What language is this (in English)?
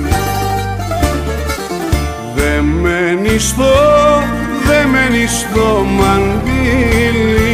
Greek